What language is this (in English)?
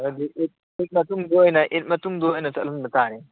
Manipuri